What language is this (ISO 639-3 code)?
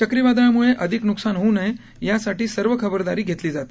mar